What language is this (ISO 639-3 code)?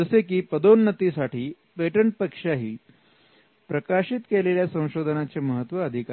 mar